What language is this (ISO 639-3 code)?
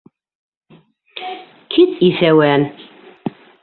bak